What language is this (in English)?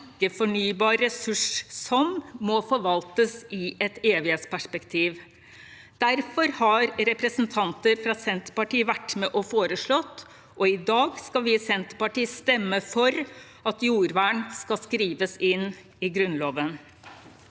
Norwegian